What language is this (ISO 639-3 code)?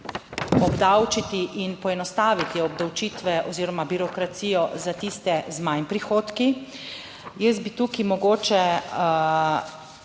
slv